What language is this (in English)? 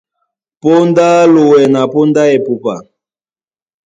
Duala